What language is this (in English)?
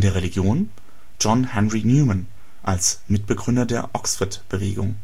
German